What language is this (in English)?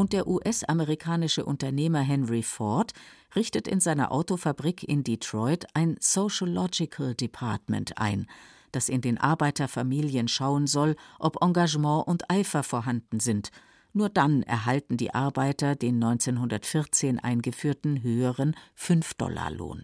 German